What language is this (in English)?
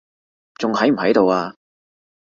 Cantonese